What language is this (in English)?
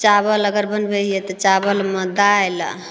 Maithili